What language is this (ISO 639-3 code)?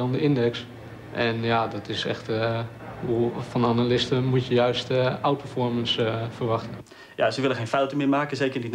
nld